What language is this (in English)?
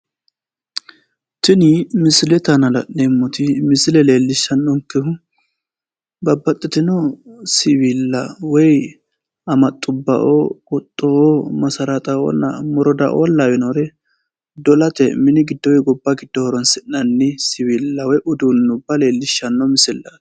Sidamo